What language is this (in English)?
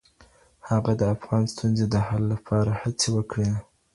Pashto